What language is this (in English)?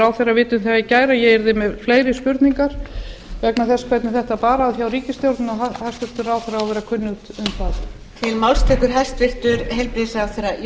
Icelandic